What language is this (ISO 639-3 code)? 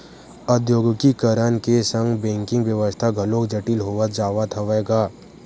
hne